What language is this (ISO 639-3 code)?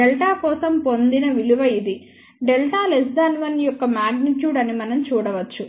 tel